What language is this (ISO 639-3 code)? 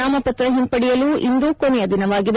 kan